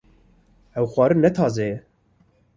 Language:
Kurdish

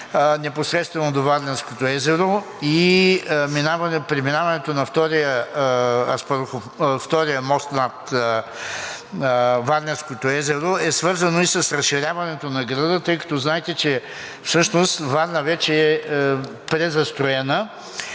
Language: Bulgarian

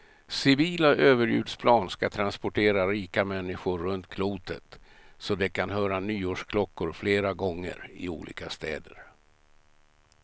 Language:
Swedish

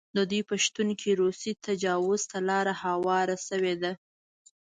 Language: Pashto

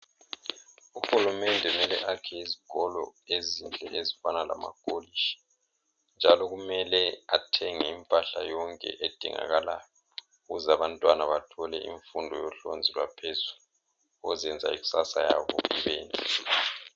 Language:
North Ndebele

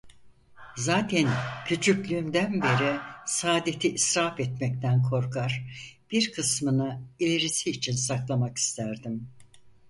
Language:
Turkish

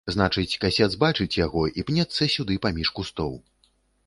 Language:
Belarusian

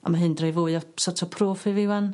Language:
Welsh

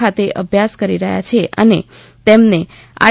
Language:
Gujarati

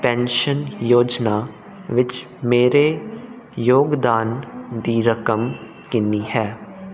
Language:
Punjabi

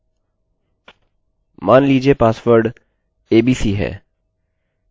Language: Hindi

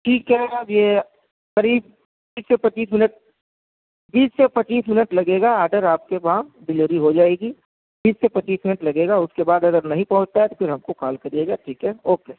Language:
Urdu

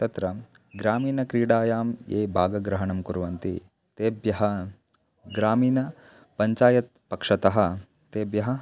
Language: Sanskrit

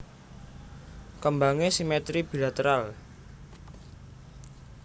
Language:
Javanese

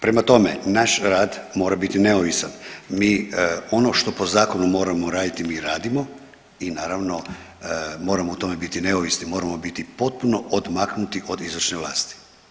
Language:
Croatian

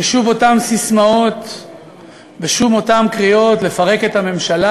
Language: Hebrew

